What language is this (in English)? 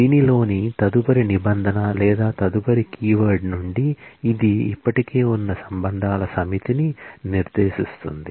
Telugu